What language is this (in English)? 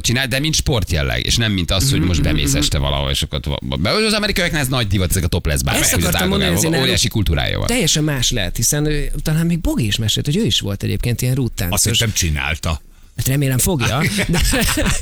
Hungarian